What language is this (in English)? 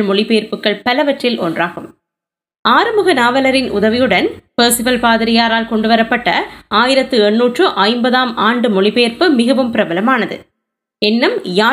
Tamil